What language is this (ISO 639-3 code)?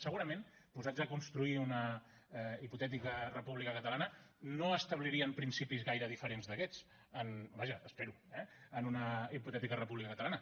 cat